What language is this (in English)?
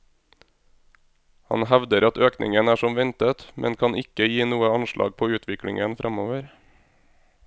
Norwegian